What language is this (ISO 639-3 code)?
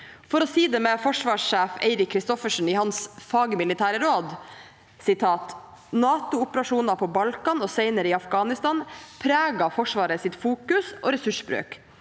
nor